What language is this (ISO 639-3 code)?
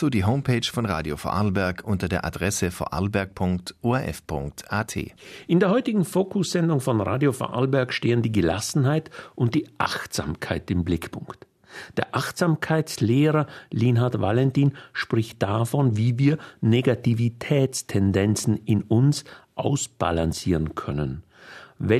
deu